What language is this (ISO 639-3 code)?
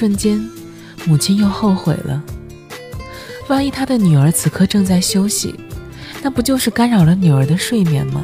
zho